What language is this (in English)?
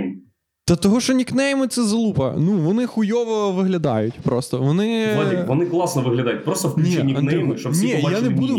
Ukrainian